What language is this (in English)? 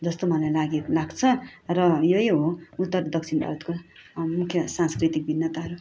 Nepali